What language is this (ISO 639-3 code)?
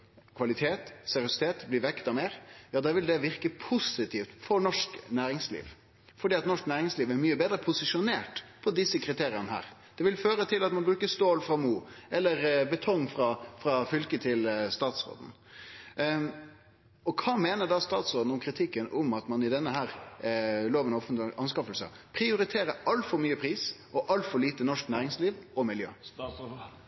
nno